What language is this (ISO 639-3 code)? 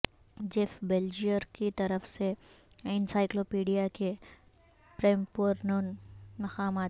urd